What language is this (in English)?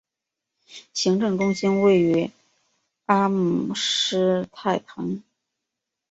Chinese